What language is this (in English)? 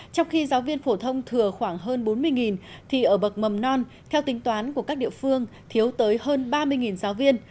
Vietnamese